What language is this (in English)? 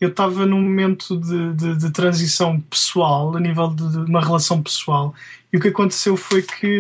Portuguese